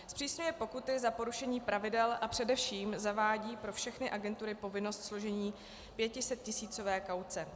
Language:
Czech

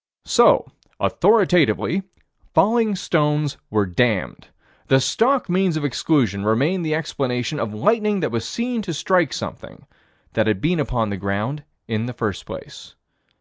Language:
English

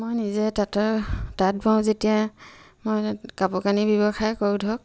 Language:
Assamese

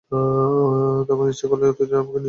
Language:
Bangla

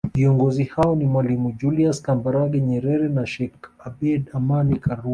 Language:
Swahili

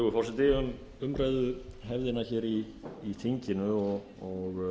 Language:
Icelandic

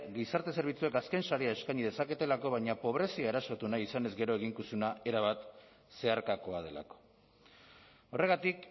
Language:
Basque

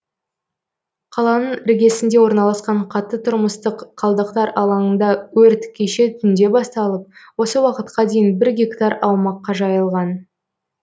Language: Kazakh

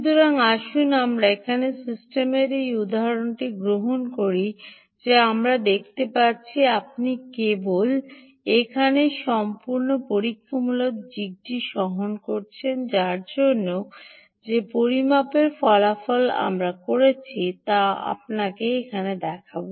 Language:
Bangla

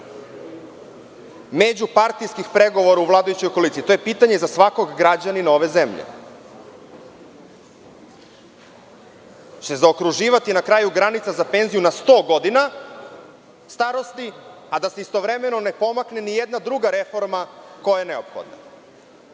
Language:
Serbian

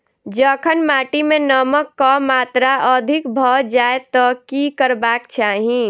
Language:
Maithili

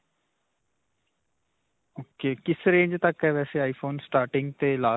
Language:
Punjabi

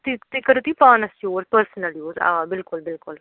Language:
Kashmiri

